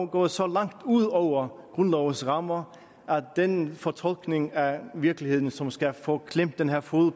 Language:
Danish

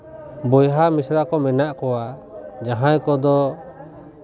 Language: Santali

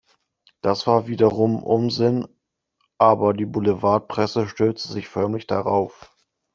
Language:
German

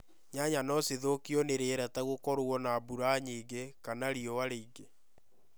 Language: Kikuyu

